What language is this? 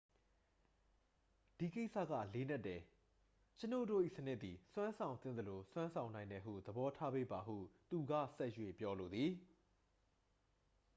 Burmese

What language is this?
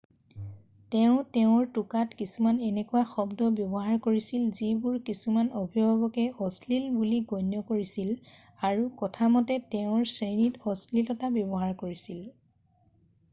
Assamese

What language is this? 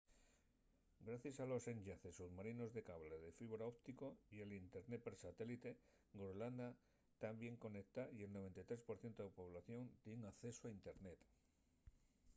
Asturian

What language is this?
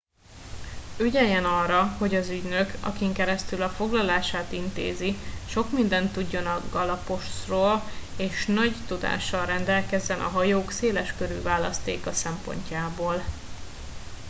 Hungarian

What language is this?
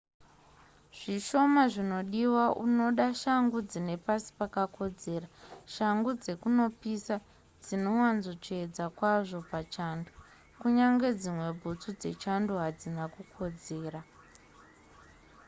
Shona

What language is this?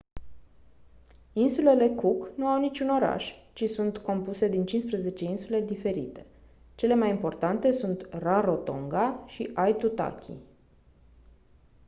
Romanian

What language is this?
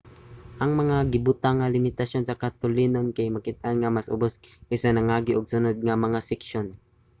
Cebuano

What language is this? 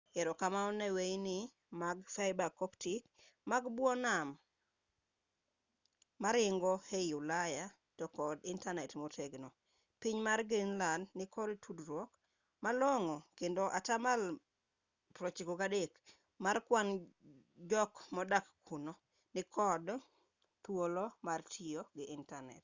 Luo (Kenya and Tanzania)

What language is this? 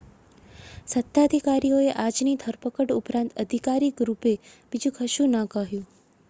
Gujarati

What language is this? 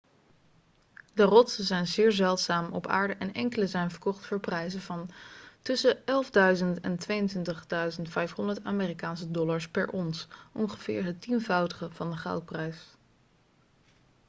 Dutch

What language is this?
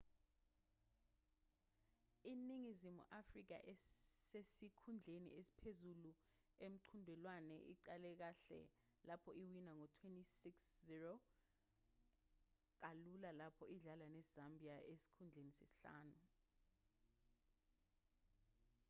Zulu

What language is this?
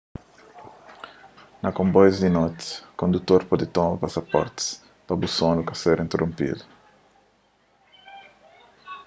Kabuverdianu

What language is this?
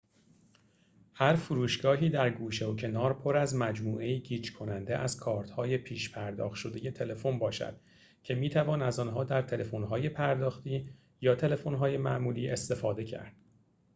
Persian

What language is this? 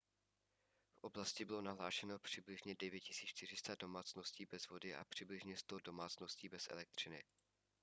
Czech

